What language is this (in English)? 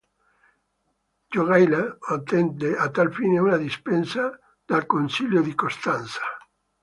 Italian